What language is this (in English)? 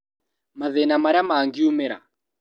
Kikuyu